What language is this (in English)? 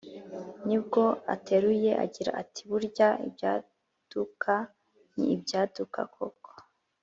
Kinyarwanda